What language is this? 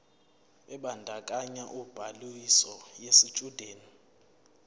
Zulu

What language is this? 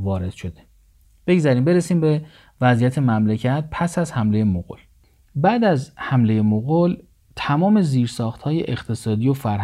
Persian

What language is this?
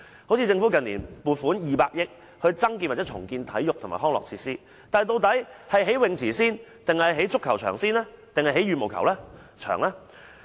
Cantonese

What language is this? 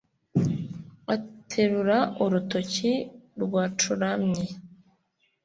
Kinyarwanda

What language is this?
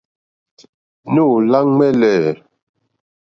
Mokpwe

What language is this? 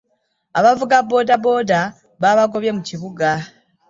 Ganda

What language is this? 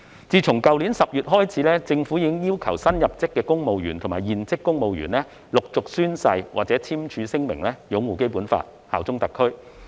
Cantonese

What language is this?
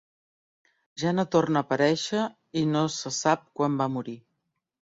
Catalan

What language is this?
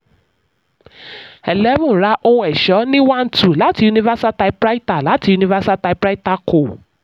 Yoruba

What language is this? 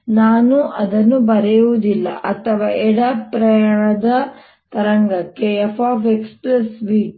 Kannada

